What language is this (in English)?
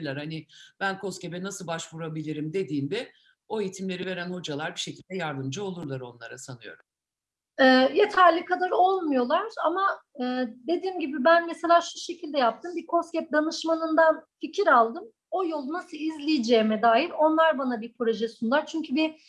Turkish